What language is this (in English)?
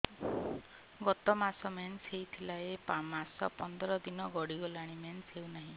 Odia